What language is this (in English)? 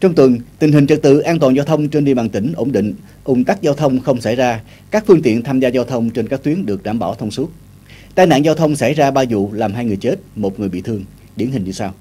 Vietnamese